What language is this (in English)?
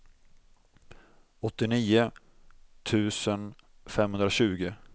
Swedish